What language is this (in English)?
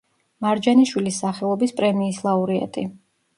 Georgian